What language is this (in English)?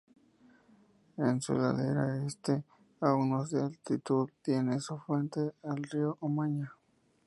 Spanish